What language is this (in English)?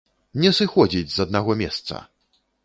Belarusian